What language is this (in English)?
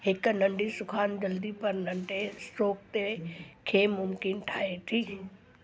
Sindhi